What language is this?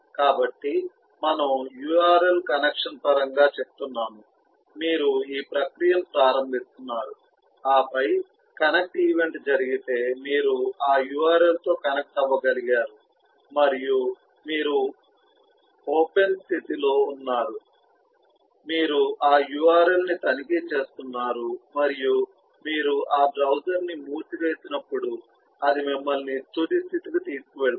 Telugu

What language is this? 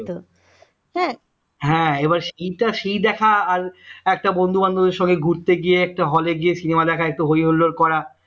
Bangla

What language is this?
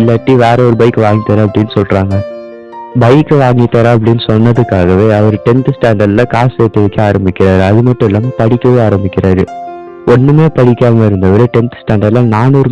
Tamil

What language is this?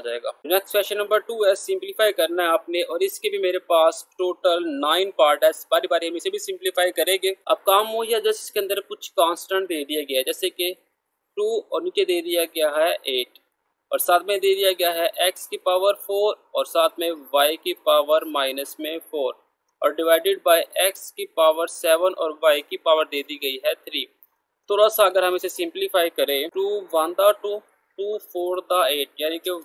Hindi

